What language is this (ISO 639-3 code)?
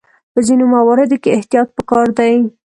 pus